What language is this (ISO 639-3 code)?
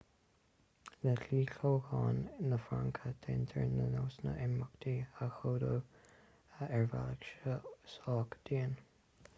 gle